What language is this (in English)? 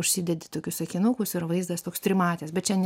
Lithuanian